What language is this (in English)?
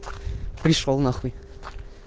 Russian